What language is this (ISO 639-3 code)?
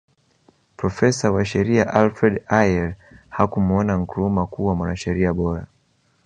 swa